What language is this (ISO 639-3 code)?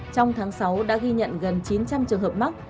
vie